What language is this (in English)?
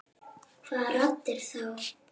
Icelandic